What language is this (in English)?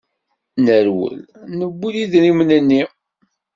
Kabyle